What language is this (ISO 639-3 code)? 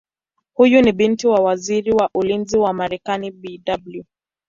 swa